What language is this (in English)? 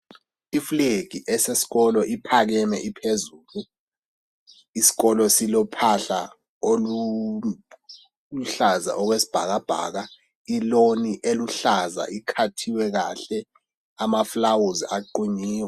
North Ndebele